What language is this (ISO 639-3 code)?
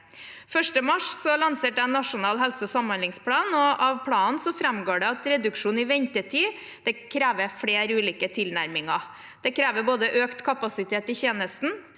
nor